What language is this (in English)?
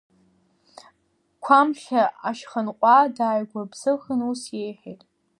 Abkhazian